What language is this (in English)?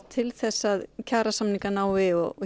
Icelandic